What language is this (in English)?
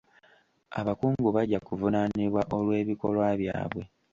Ganda